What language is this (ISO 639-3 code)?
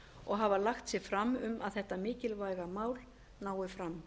isl